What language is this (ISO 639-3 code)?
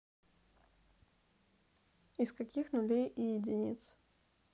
rus